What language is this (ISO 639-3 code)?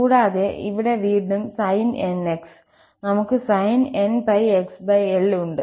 mal